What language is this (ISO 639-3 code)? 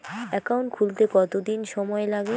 ben